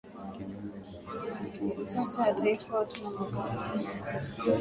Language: Swahili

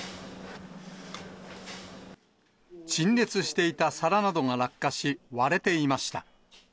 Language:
Japanese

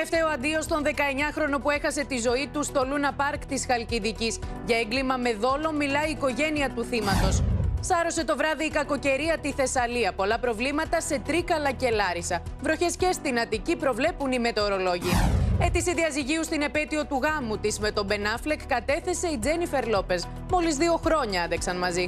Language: Greek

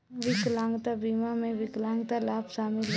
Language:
Bhojpuri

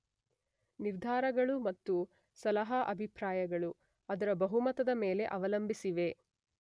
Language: Kannada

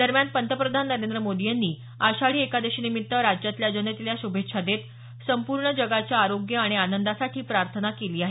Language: Marathi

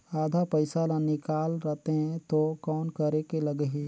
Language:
Chhattisgarhi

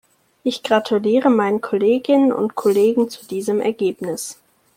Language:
German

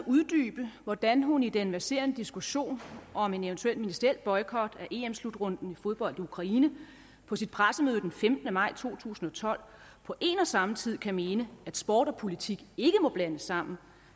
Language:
Danish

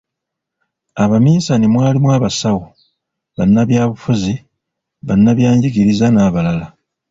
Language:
Ganda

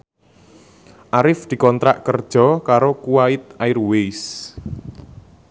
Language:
Javanese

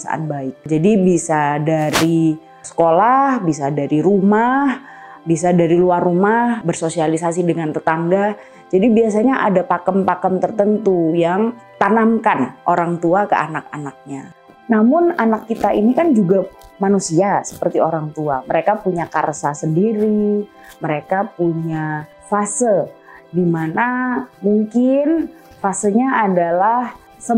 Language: Indonesian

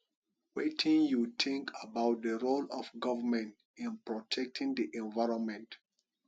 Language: Nigerian Pidgin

